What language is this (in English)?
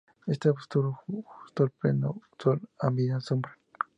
Spanish